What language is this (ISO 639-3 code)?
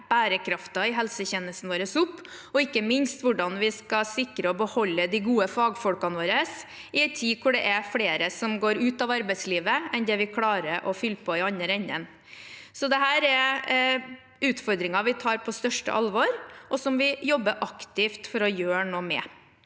nor